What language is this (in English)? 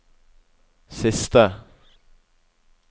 Norwegian